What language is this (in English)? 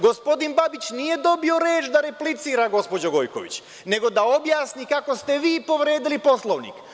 Serbian